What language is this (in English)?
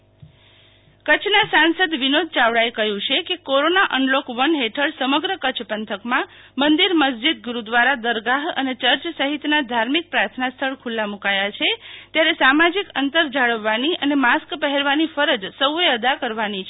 Gujarati